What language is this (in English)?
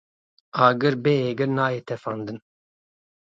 Kurdish